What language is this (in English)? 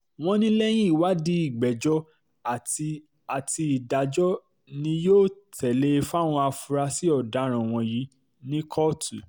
Yoruba